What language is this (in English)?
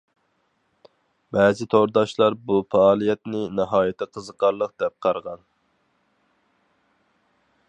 Uyghur